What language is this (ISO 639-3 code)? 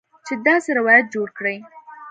pus